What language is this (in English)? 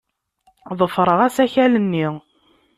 Kabyle